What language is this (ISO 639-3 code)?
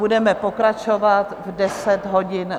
ces